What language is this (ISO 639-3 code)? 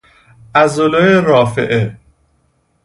fas